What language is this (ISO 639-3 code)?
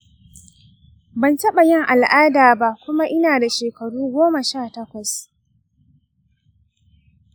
hau